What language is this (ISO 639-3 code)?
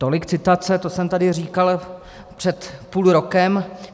ces